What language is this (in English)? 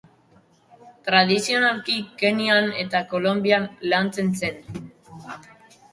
Basque